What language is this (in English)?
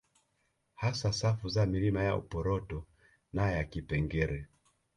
Swahili